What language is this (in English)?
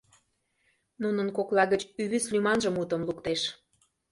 Mari